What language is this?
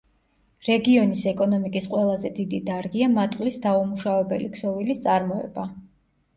Georgian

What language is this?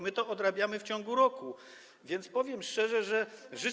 Polish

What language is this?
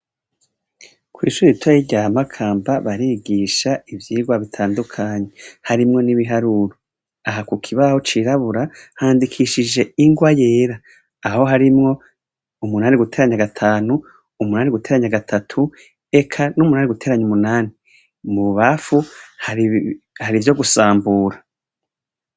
Rundi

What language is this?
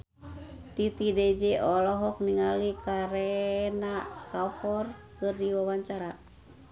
Sundanese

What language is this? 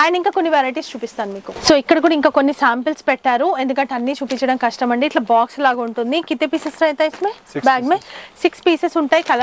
Telugu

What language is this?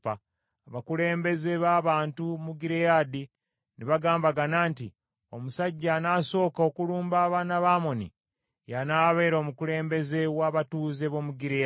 Ganda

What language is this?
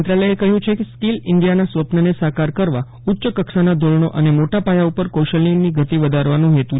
Gujarati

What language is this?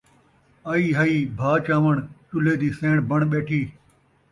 Saraiki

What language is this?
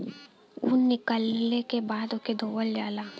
Bhojpuri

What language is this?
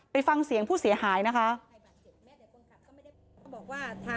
Thai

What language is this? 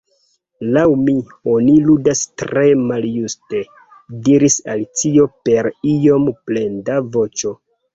Esperanto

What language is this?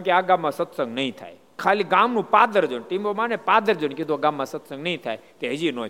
Gujarati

